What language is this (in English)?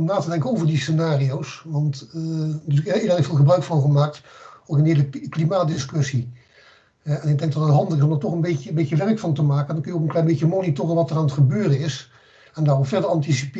Dutch